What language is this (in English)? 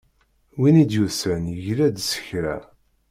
Kabyle